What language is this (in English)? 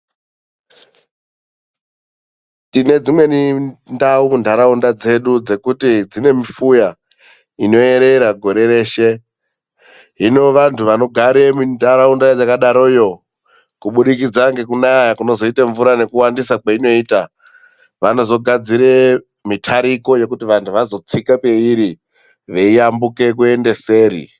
Ndau